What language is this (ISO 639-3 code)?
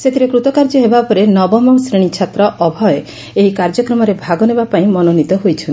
ori